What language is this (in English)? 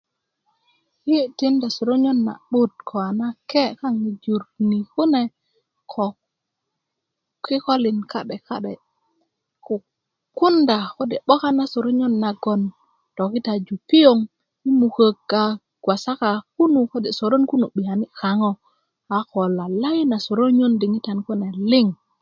Kuku